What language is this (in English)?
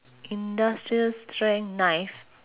English